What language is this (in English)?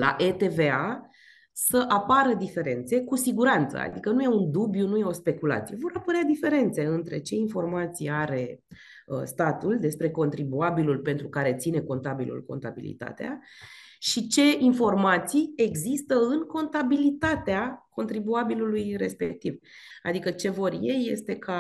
Romanian